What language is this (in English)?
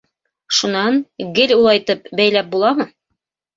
Bashkir